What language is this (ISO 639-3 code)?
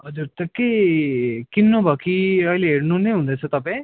nep